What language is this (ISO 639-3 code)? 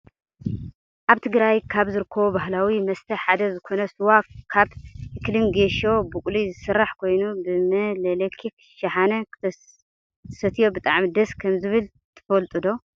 tir